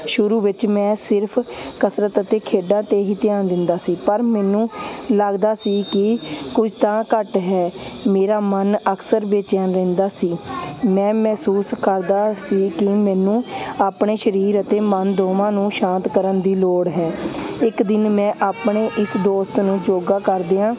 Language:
Punjabi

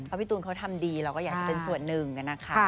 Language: Thai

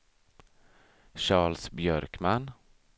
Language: Swedish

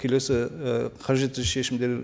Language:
Kazakh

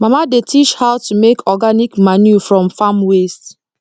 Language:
Nigerian Pidgin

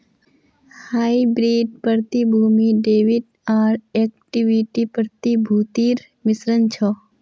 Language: Magahi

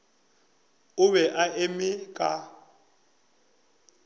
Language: Northern Sotho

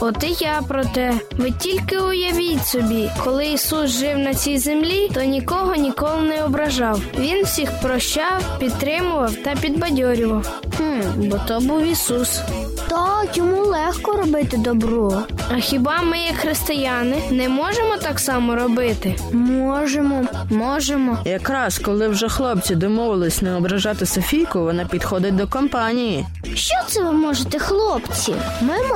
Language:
Ukrainian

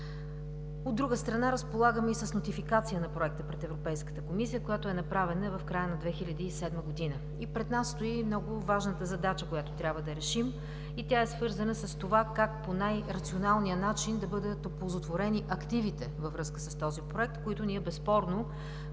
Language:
Bulgarian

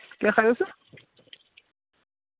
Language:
Dogri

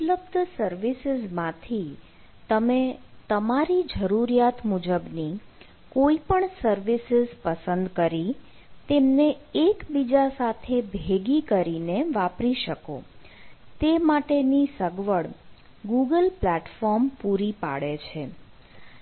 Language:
Gujarati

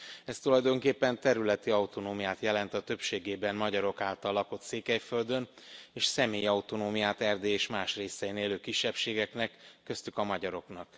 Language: Hungarian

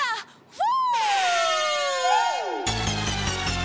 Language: Japanese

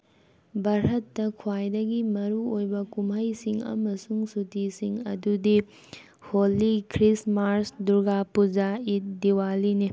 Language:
Manipuri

